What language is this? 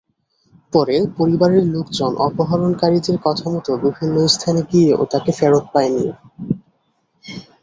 Bangla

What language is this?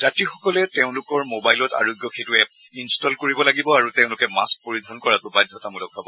Assamese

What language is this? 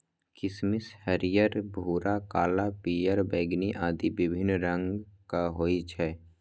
Maithili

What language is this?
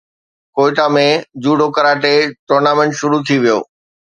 Sindhi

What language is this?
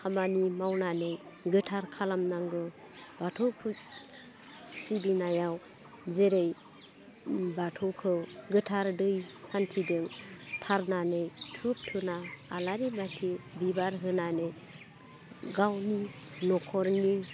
Bodo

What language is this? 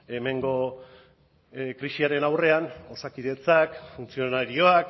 Basque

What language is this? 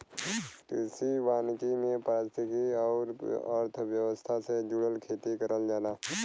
Bhojpuri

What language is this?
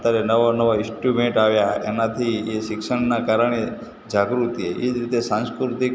Gujarati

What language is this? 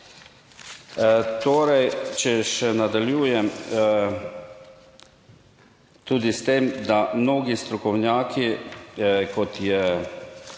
Slovenian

